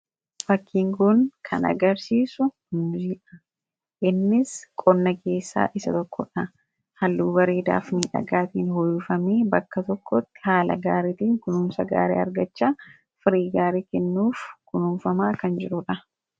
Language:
Oromo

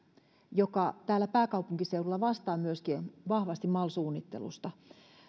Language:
Finnish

